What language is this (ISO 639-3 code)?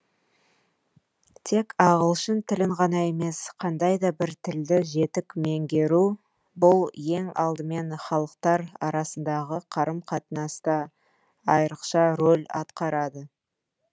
kaz